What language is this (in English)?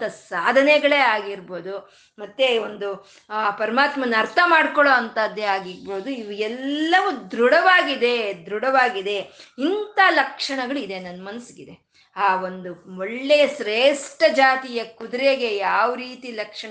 Kannada